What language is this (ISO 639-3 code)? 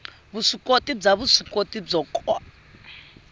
tso